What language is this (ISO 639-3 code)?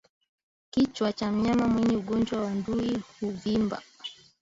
swa